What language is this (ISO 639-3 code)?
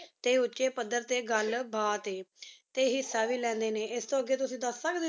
pan